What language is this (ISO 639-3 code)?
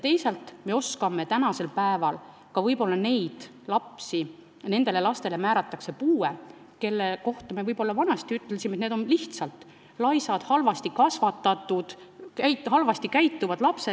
est